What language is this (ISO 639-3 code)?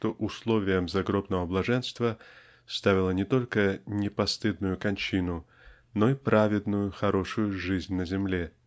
rus